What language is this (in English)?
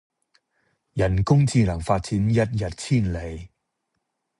Cantonese